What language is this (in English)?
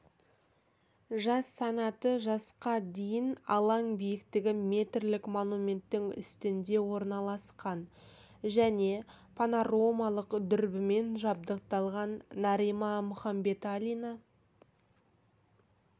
Kazakh